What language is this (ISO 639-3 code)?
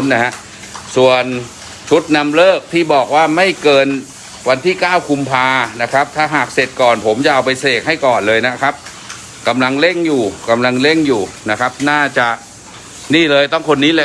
tha